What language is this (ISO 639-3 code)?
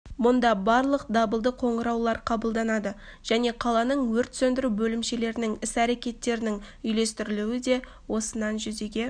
kaz